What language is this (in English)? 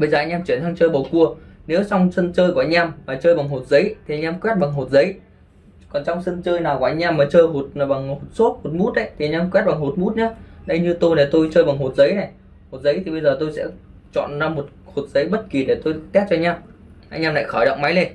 Vietnamese